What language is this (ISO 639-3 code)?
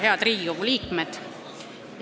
est